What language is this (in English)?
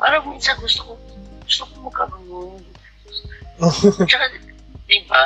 Filipino